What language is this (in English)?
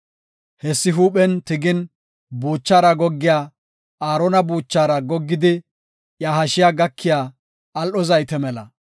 Gofa